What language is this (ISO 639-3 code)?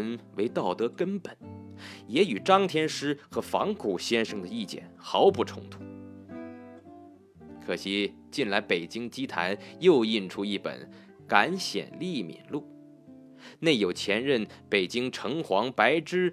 zho